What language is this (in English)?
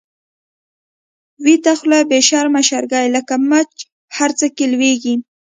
Pashto